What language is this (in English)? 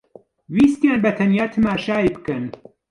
Central Kurdish